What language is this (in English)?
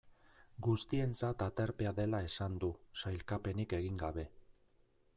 Basque